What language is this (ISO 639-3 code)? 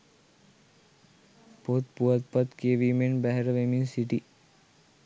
sin